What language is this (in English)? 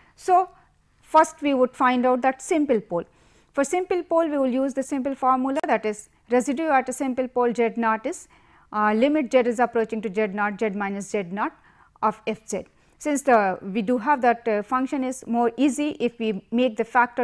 English